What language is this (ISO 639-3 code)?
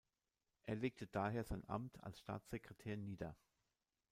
deu